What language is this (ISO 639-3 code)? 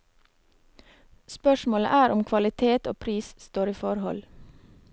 nor